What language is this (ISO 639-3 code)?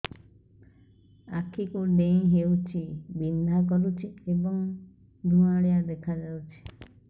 ori